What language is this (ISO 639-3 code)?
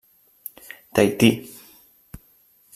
cat